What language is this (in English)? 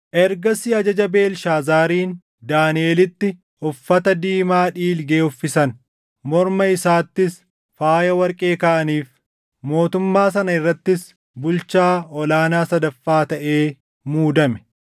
Oromo